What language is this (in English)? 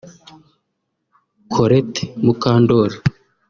Kinyarwanda